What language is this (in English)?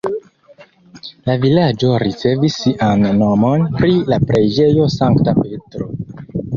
Esperanto